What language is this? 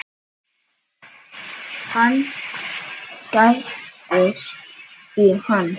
Icelandic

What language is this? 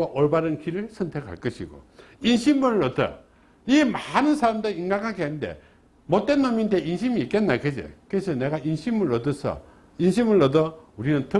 Korean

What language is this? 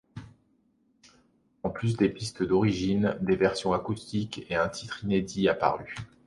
French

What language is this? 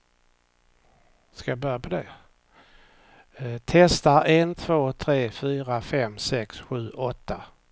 Swedish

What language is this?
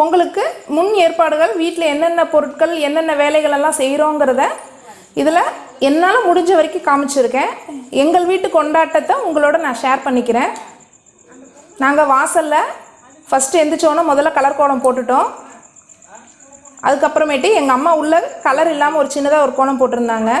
Spanish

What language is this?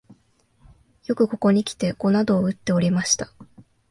Japanese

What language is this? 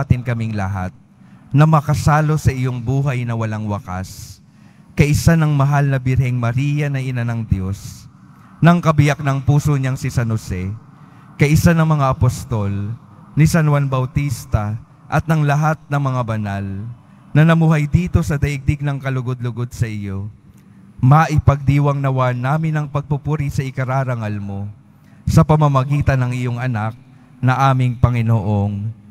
Filipino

